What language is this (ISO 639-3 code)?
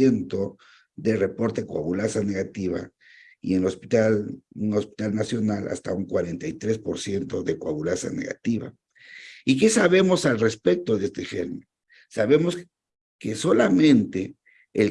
spa